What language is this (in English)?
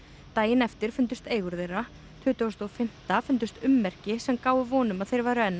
Icelandic